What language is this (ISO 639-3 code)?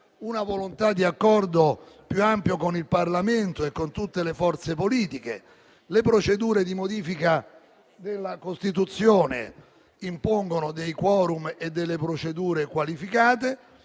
ita